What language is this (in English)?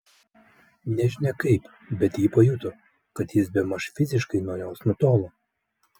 Lithuanian